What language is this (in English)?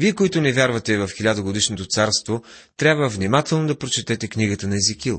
Bulgarian